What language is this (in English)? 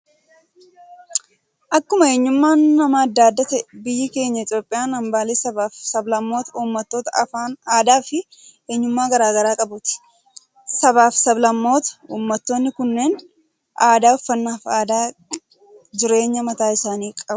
Oromo